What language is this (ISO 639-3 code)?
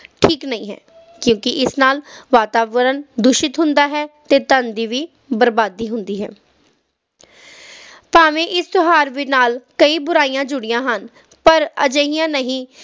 pan